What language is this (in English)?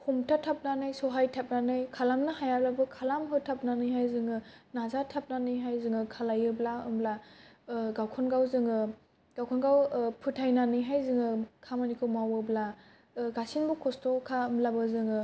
Bodo